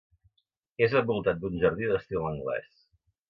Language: Catalan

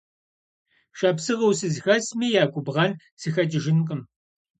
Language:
Kabardian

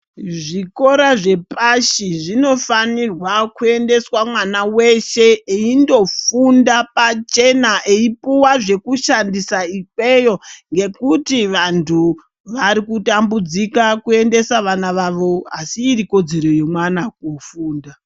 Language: Ndau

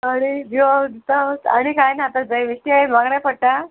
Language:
Konkani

